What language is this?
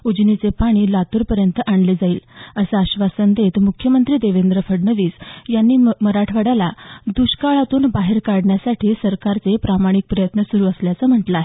Marathi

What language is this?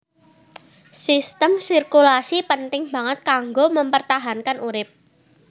Javanese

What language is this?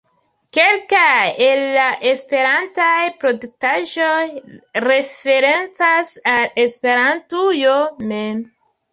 Esperanto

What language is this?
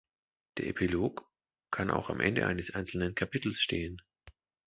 German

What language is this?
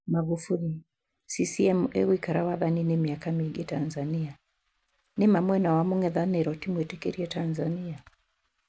Kikuyu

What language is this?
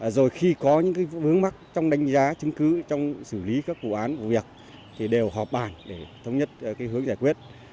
Vietnamese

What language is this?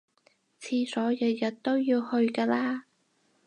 Cantonese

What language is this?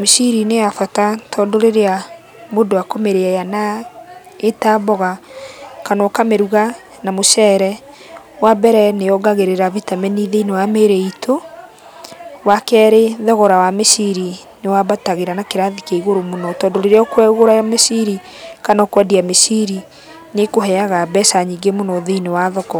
Kikuyu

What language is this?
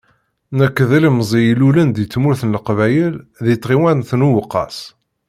Kabyle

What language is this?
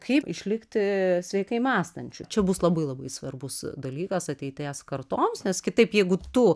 Lithuanian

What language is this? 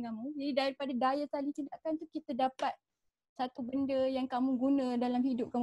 Malay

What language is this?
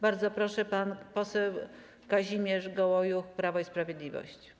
Polish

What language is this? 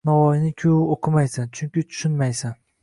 Uzbek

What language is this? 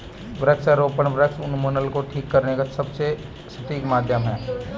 Hindi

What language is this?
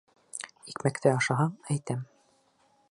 Bashkir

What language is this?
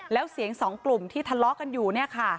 Thai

